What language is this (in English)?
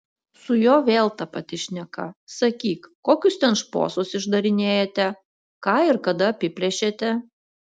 Lithuanian